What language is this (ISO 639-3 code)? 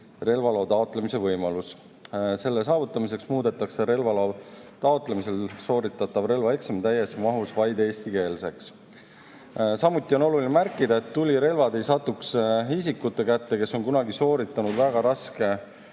est